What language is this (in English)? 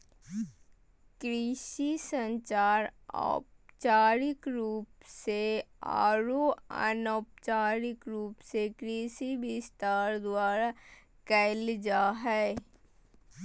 Magahi